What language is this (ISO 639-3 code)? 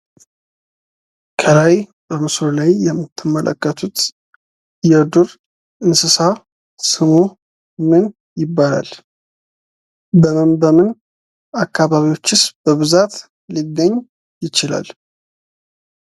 amh